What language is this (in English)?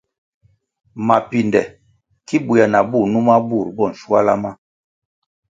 Kwasio